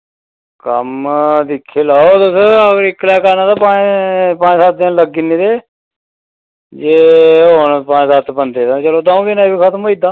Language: Dogri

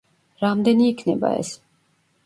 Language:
Georgian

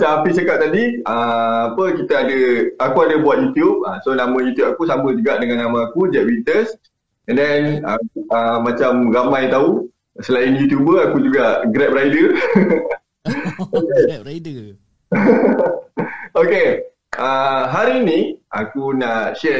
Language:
Malay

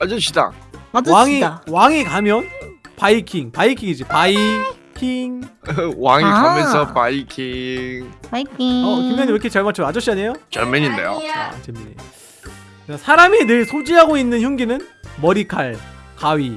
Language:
Korean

